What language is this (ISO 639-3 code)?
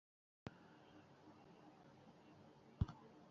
zho